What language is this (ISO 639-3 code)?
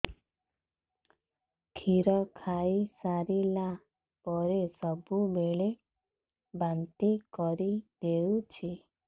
ori